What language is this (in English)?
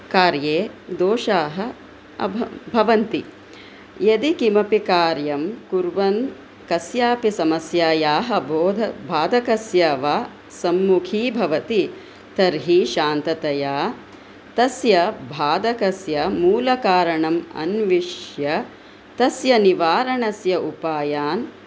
Sanskrit